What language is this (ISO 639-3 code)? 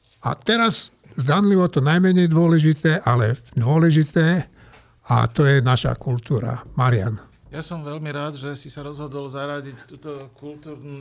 slk